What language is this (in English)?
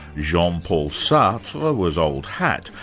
English